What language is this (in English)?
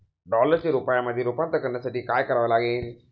Marathi